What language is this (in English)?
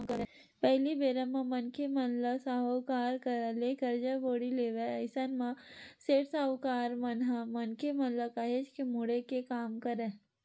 Chhattisgarhi